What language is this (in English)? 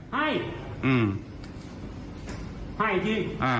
Thai